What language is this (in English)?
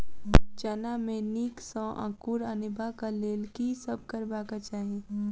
Maithili